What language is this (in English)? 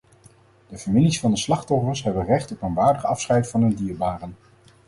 Dutch